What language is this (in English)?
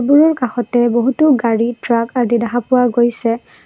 Assamese